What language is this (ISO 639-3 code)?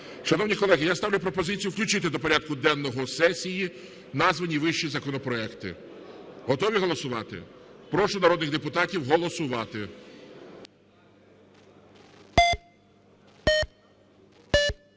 ukr